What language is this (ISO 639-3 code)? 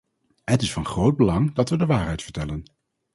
nld